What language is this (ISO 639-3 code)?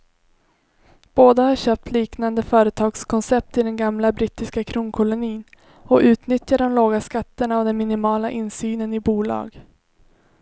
swe